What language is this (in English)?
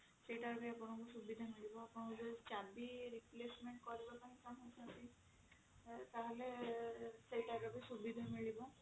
Odia